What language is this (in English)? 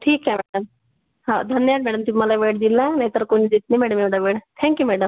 Marathi